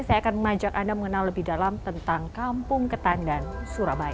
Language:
Indonesian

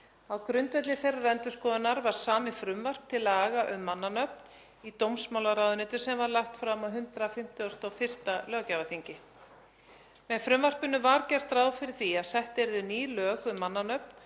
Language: Icelandic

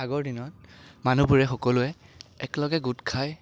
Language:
Assamese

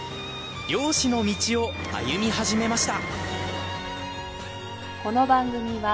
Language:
Japanese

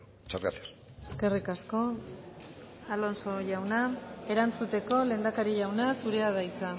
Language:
Basque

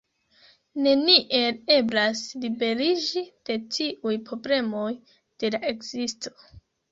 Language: Esperanto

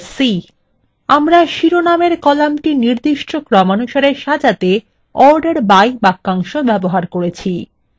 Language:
Bangla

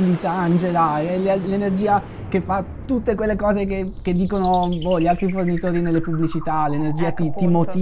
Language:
Italian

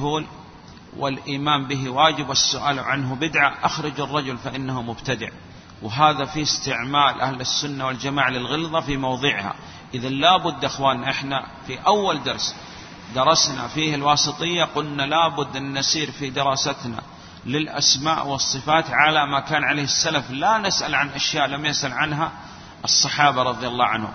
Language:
Arabic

